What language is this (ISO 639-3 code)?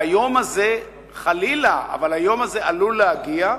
heb